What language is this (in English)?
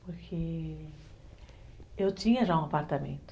Portuguese